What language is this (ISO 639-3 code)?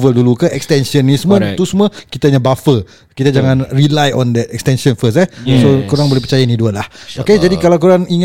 msa